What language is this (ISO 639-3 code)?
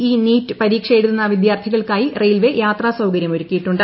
mal